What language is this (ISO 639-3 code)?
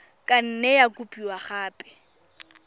tsn